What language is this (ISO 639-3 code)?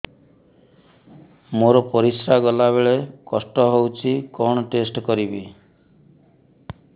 ori